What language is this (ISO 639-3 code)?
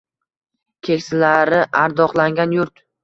uzb